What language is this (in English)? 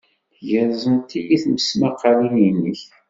Kabyle